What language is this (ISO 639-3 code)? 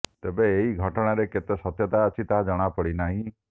ori